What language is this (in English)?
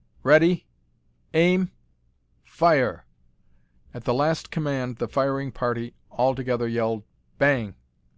English